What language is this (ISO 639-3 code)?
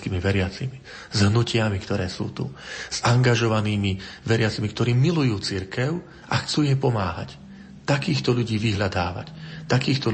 slk